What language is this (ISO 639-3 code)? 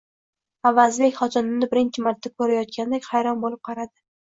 uzb